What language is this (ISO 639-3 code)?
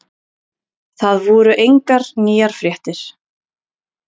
isl